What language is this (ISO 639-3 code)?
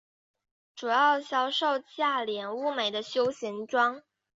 zho